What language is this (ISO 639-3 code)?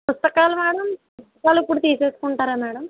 tel